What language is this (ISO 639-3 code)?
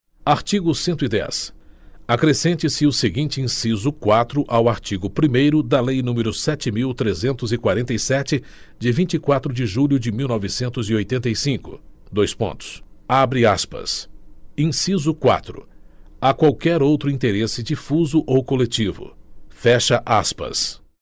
por